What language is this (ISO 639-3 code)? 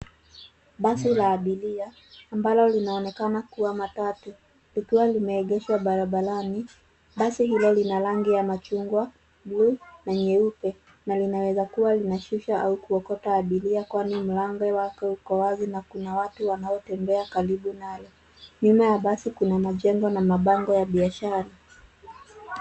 swa